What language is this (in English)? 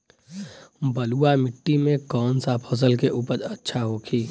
Bhojpuri